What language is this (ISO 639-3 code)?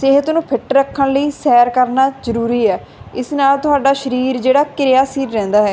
pan